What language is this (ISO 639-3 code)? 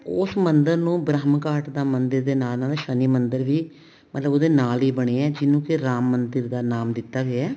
pan